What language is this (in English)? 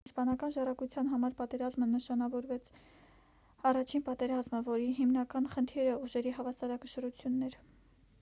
Armenian